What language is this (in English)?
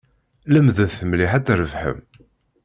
Kabyle